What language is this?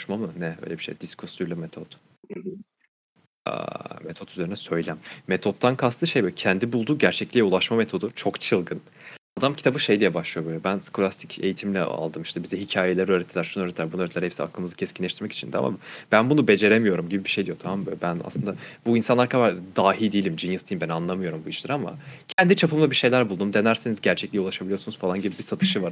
Turkish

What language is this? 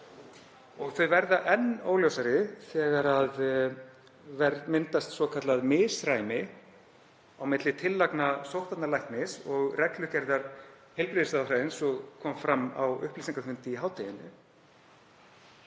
Icelandic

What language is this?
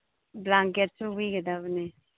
Manipuri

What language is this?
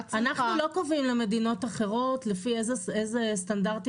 Hebrew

